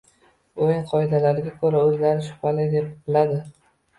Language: Uzbek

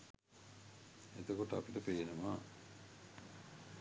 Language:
Sinhala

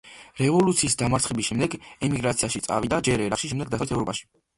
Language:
Georgian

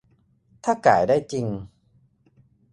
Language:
Thai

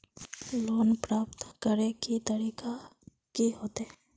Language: Magahi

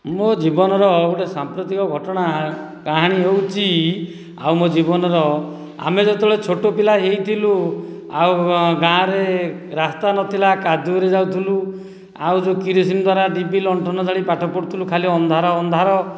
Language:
Odia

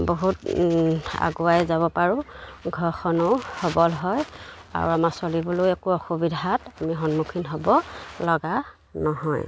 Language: Assamese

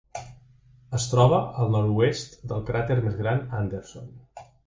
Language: Catalan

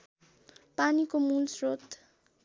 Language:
Nepali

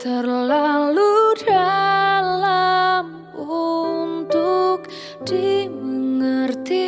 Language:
Indonesian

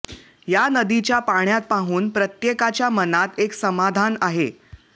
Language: Marathi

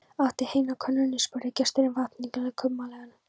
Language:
Icelandic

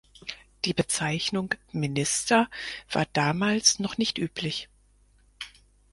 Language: German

